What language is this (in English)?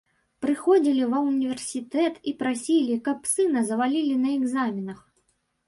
Belarusian